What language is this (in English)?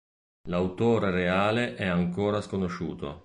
Italian